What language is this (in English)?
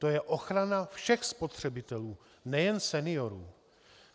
Czech